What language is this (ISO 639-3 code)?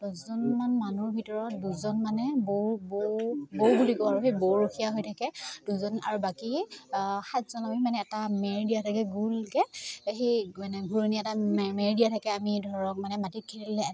asm